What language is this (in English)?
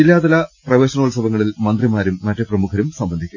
Malayalam